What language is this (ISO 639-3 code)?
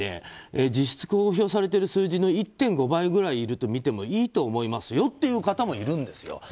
jpn